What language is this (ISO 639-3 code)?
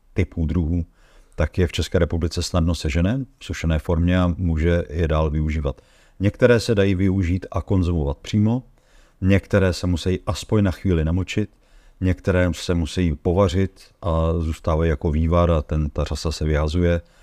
ces